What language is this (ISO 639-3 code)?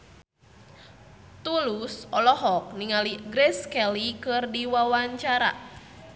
sun